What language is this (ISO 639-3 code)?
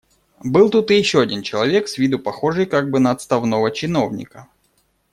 rus